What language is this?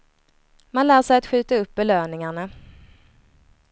Swedish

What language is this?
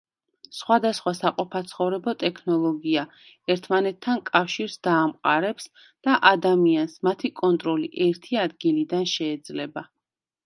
Georgian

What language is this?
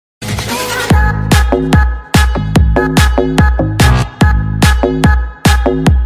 Polish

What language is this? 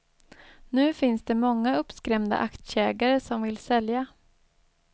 Swedish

